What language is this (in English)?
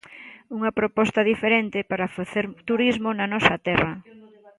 Galician